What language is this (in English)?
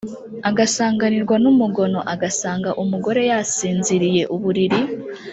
Kinyarwanda